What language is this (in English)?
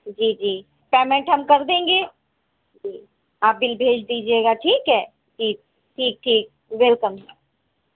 Urdu